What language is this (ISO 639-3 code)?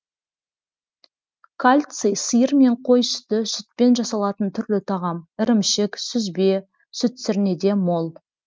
kaz